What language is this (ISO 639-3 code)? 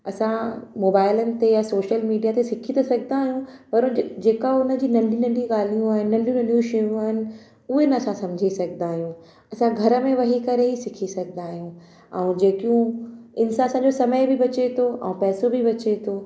snd